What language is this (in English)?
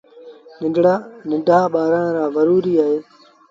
Sindhi Bhil